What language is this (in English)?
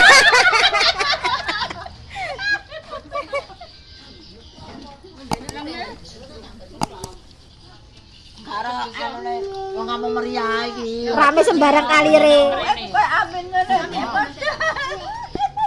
Indonesian